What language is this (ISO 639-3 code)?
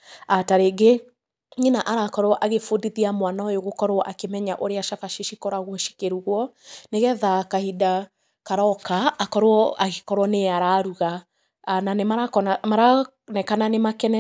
kik